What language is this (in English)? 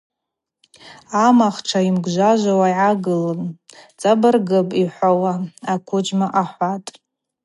Abaza